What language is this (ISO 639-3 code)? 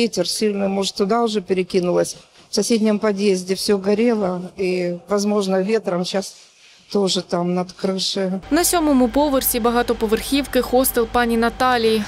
ukr